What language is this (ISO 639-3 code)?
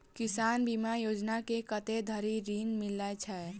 mai